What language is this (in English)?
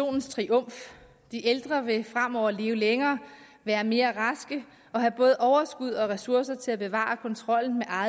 Danish